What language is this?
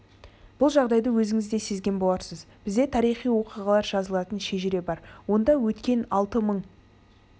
Kazakh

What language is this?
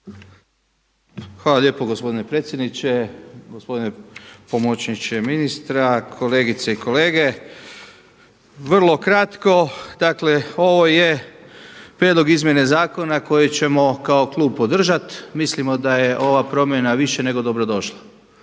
Croatian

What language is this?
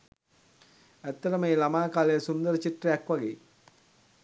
Sinhala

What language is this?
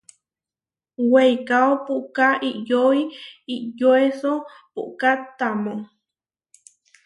Huarijio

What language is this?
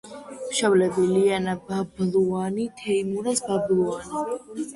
Georgian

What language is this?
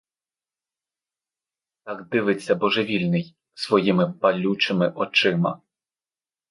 Ukrainian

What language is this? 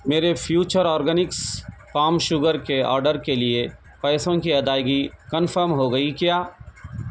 Urdu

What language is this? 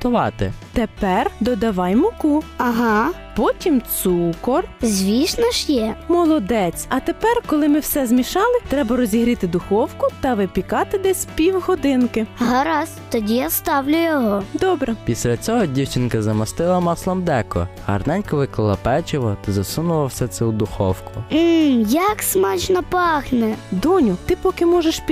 Ukrainian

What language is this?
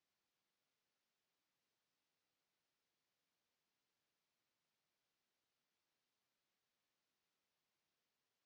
Finnish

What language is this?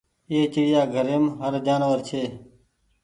Goaria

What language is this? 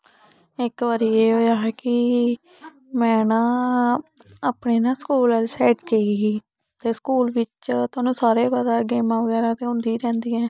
Dogri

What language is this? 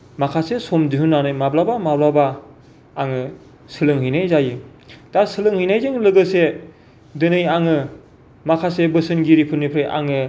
Bodo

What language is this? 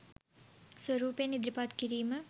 Sinhala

